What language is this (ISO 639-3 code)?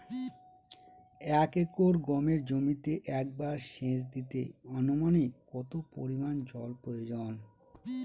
ben